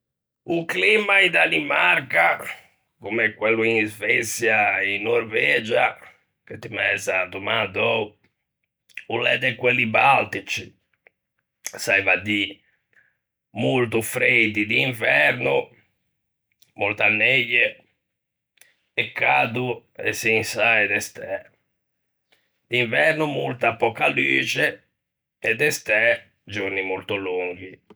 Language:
Ligurian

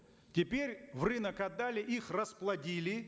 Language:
Kazakh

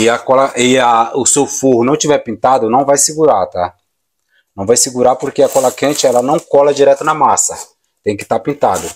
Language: Portuguese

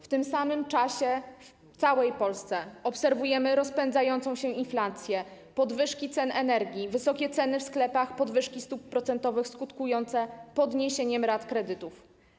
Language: Polish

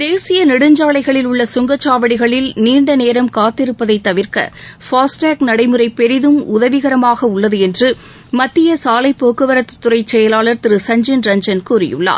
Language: Tamil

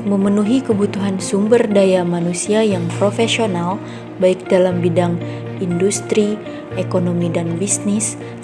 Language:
Indonesian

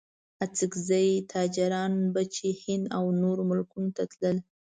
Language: Pashto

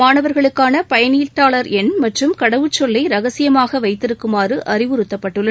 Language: Tamil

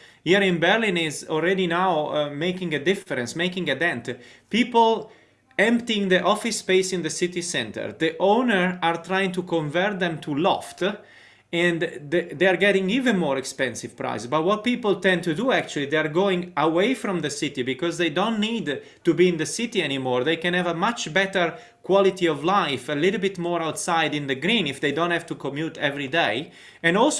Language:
English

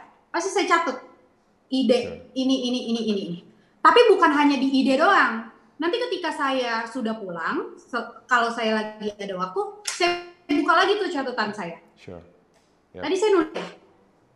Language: Indonesian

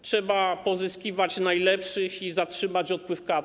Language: Polish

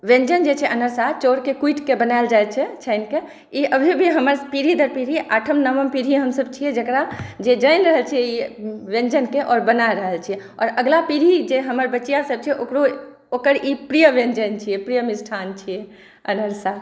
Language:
Maithili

